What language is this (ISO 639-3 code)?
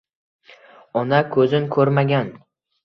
uzb